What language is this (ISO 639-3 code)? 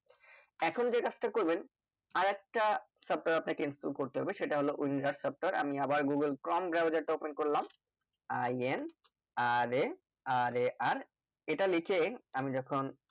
ben